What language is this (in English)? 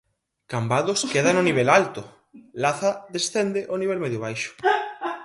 Galician